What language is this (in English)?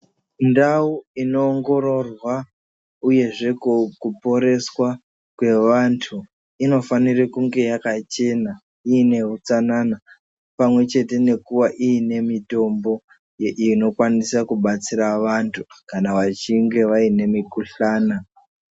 Ndau